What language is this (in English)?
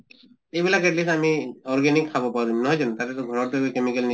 Assamese